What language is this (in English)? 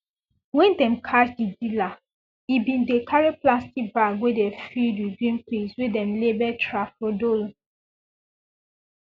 Nigerian Pidgin